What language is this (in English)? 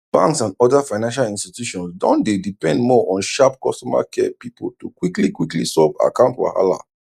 Nigerian Pidgin